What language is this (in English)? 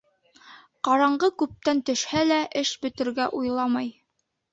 Bashkir